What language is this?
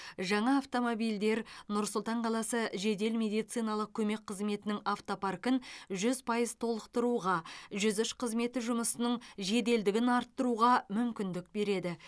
Kazakh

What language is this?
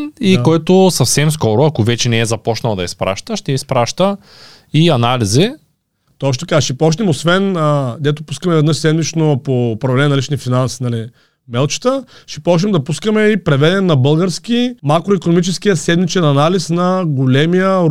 Bulgarian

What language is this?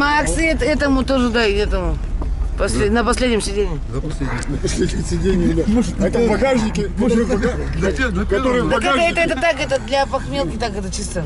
Russian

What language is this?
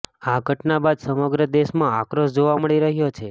Gujarati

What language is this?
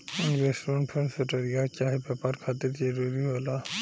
Bhojpuri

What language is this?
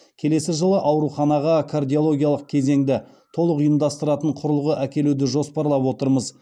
Kazakh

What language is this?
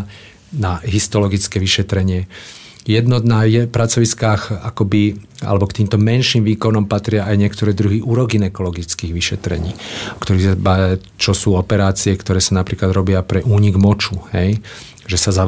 Slovak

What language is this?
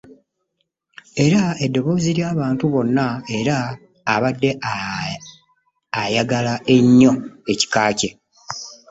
Ganda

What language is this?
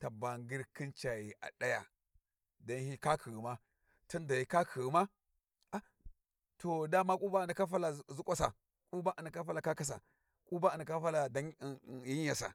Warji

